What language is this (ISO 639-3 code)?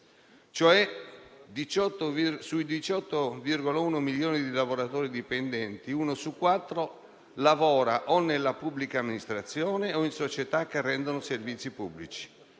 ita